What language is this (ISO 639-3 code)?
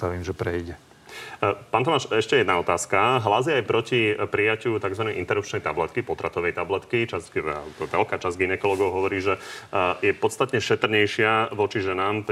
slk